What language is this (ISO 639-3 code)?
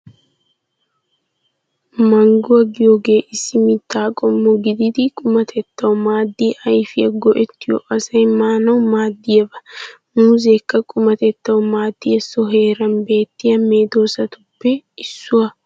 wal